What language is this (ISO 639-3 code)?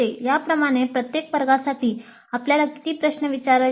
mar